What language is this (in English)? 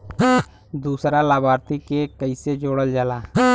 Bhojpuri